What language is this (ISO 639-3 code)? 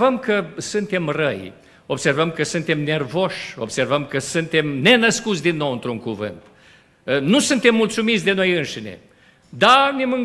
ron